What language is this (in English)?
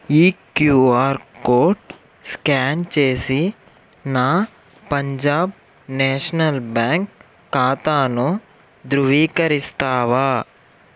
Telugu